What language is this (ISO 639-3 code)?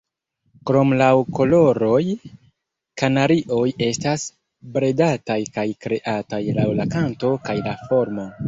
epo